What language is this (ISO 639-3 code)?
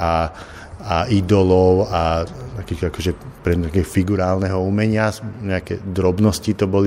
slk